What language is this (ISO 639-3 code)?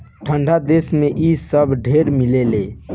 bho